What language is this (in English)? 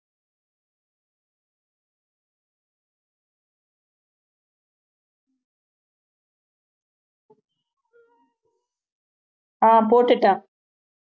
Tamil